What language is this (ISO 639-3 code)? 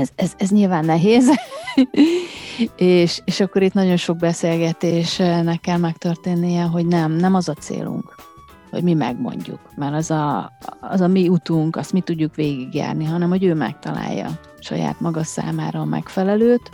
hun